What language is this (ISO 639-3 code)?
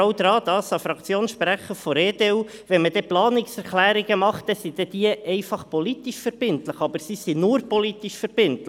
gsw